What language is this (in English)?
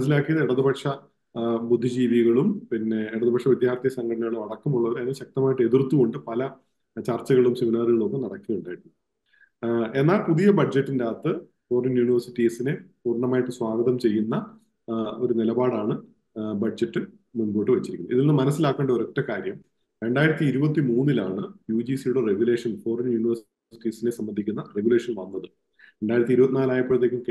Malayalam